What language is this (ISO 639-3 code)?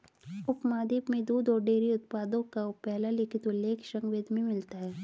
hin